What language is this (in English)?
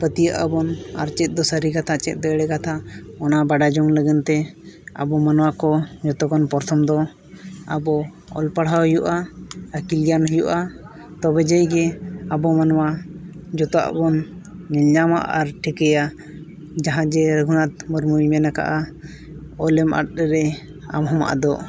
Santali